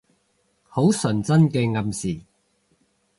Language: Cantonese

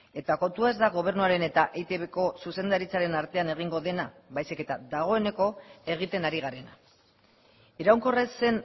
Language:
Basque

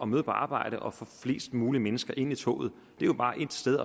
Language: Danish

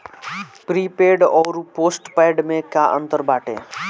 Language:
Bhojpuri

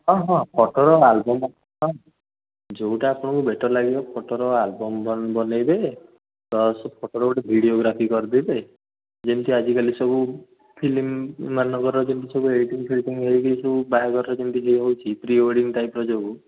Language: Odia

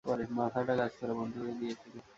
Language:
Bangla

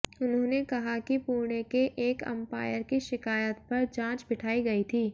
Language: Hindi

